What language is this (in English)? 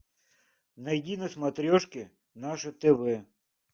Russian